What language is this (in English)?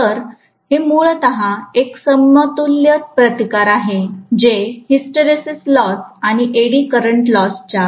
Marathi